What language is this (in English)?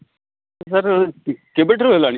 Odia